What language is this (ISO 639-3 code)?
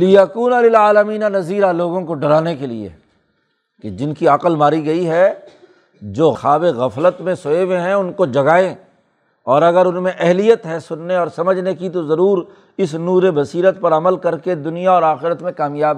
urd